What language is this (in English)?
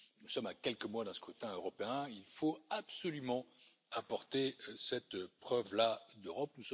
French